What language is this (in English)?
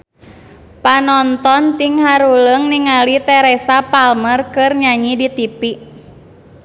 Sundanese